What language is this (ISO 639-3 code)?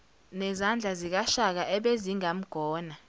zul